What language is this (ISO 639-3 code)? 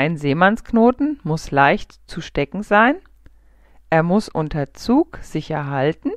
deu